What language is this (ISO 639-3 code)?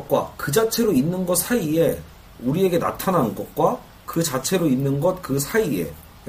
kor